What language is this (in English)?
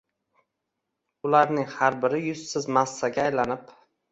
Uzbek